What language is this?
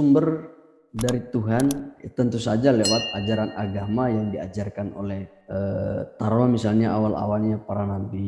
Indonesian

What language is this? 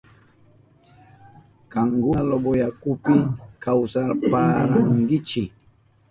Southern Pastaza Quechua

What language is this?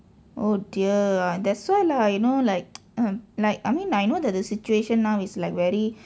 English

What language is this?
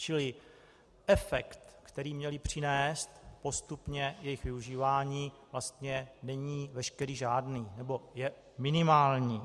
Czech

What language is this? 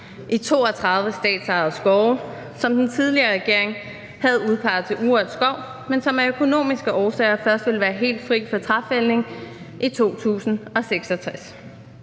Danish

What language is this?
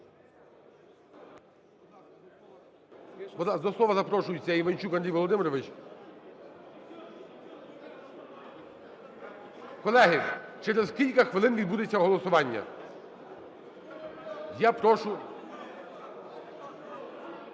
Ukrainian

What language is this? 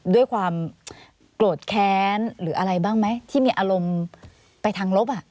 Thai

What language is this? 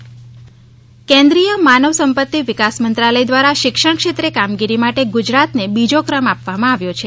Gujarati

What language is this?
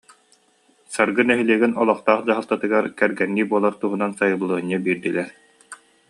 Yakut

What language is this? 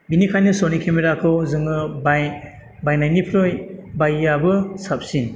Bodo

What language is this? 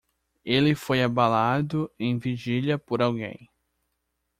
Portuguese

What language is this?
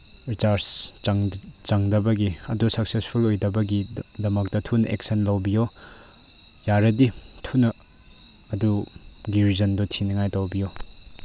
Manipuri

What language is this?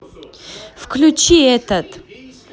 Russian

